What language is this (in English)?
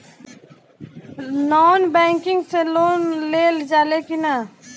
Bhojpuri